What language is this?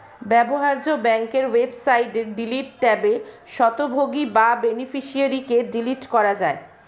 Bangla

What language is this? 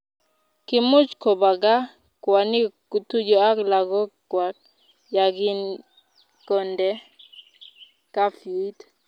Kalenjin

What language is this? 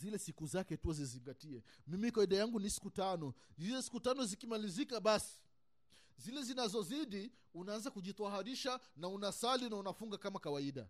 Swahili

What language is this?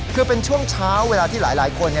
Thai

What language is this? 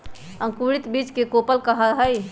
Magahi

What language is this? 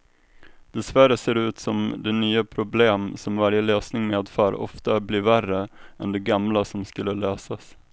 Swedish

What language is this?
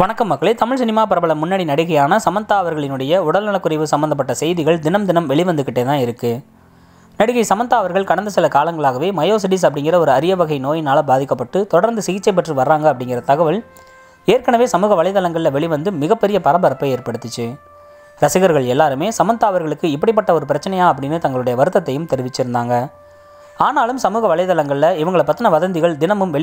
Indonesian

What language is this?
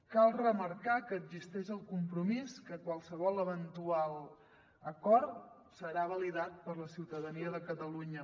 Catalan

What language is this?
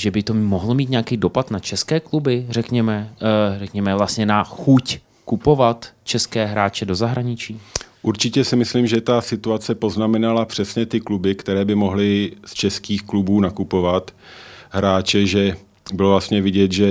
Czech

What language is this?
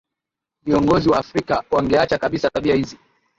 Swahili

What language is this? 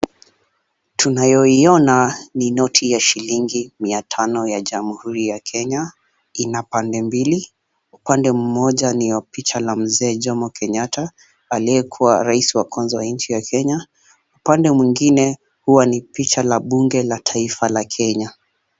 Swahili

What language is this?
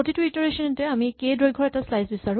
Assamese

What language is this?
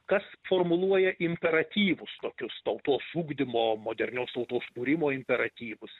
Lithuanian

